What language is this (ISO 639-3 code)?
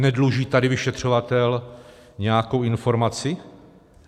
ces